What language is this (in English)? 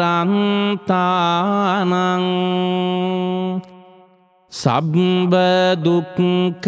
Arabic